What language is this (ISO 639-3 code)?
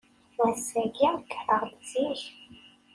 kab